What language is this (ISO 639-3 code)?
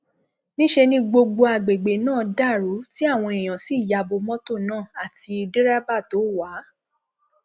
yor